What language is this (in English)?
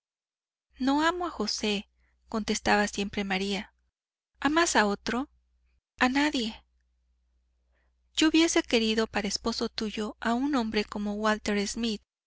Spanish